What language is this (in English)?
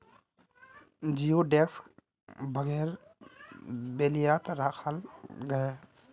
Magahi